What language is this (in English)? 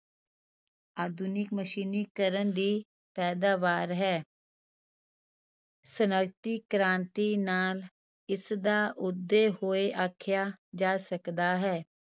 Punjabi